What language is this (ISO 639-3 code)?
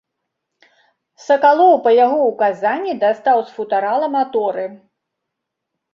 bel